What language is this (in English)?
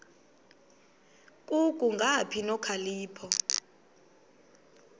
Xhosa